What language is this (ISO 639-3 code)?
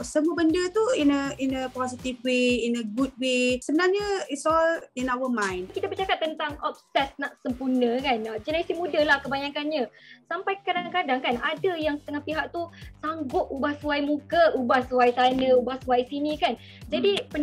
msa